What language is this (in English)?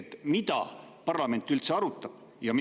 Estonian